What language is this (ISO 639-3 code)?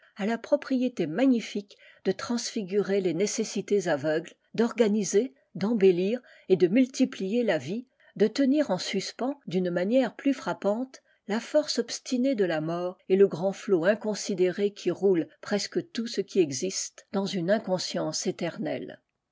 fra